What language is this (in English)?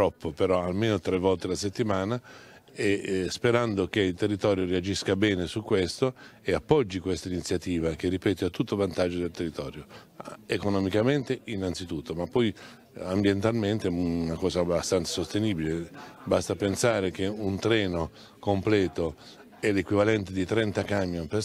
Italian